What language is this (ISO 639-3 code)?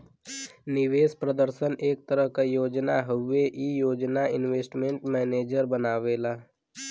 bho